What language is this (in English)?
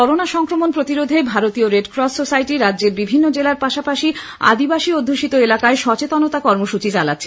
Bangla